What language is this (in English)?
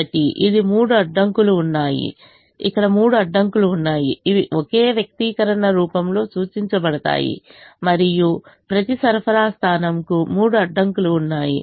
Telugu